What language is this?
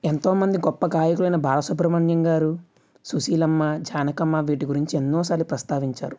Telugu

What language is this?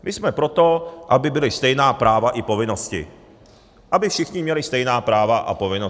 Czech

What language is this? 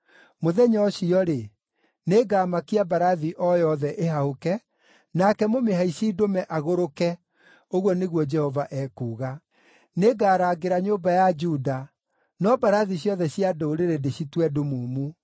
Kikuyu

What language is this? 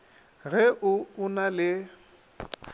Northern Sotho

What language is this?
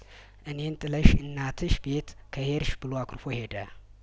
Amharic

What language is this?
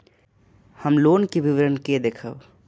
Maithili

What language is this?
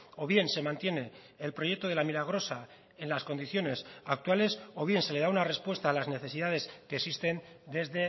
Spanish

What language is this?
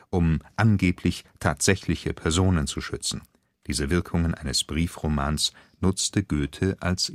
German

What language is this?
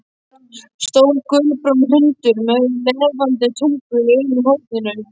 Icelandic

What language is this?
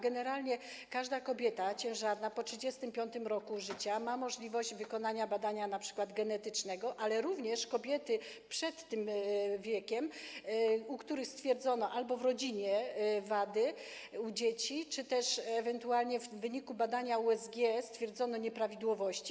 Polish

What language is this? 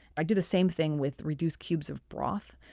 English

